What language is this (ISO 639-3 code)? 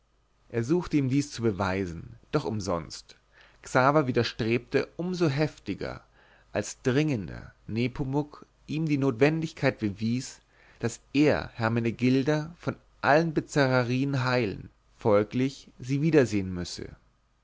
deu